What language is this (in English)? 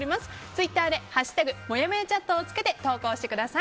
Japanese